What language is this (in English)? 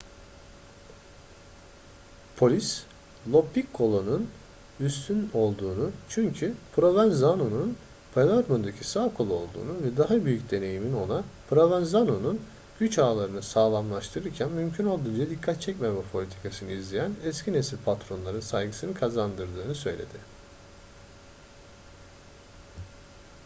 Turkish